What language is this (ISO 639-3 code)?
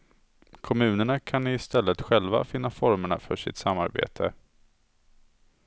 swe